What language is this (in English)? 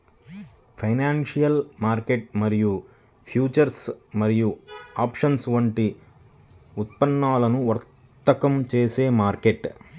Telugu